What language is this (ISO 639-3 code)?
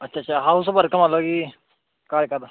doi